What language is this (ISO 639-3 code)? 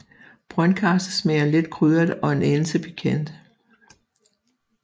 dan